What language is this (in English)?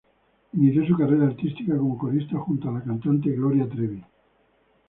Spanish